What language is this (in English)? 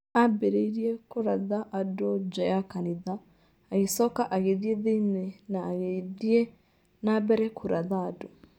Kikuyu